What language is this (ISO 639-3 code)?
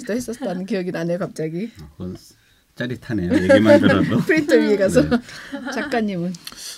kor